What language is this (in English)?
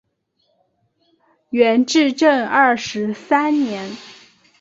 Chinese